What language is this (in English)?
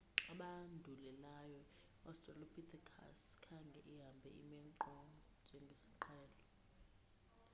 Xhosa